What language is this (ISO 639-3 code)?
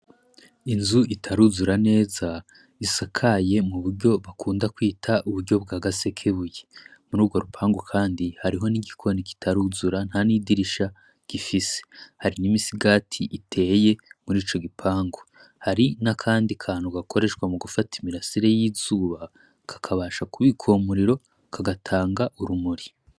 run